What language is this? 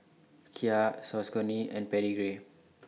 English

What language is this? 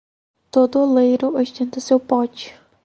Portuguese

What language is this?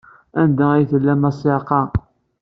Kabyle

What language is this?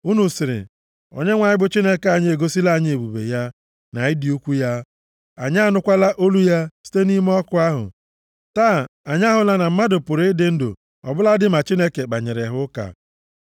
Igbo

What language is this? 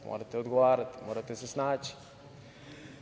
Serbian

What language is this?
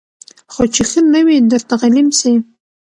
Pashto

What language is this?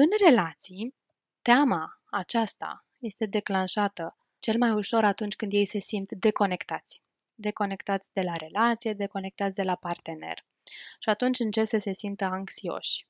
Romanian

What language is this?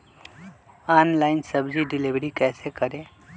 Magahi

